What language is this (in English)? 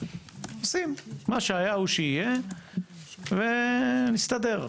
Hebrew